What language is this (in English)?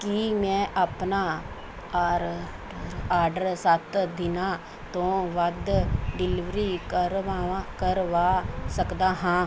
Punjabi